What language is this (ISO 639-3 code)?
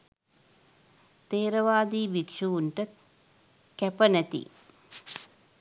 sin